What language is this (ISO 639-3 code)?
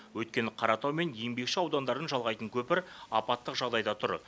kaz